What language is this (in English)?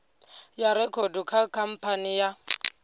Venda